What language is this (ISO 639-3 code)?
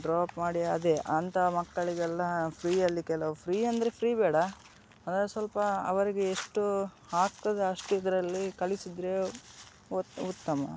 kan